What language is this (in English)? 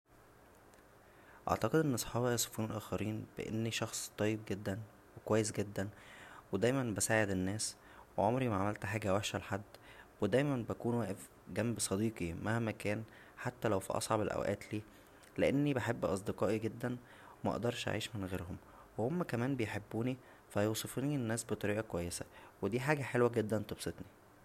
Egyptian Arabic